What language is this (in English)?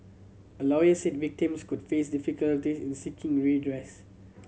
English